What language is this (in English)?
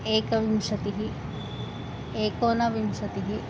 Sanskrit